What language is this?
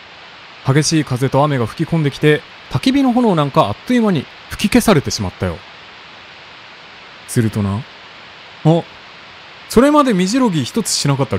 Japanese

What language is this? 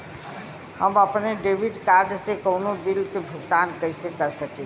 Bhojpuri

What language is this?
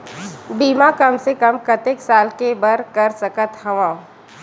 Chhattisgarhi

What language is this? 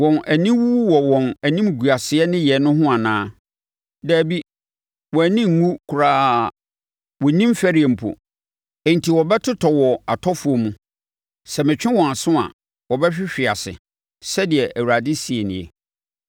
Akan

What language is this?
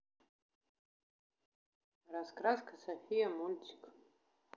Russian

